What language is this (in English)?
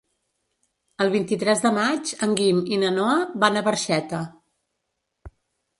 Catalan